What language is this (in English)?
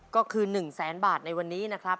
Thai